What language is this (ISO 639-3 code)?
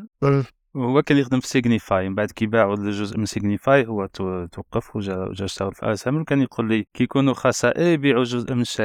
ara